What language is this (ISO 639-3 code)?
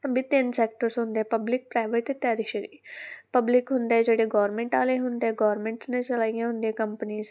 pan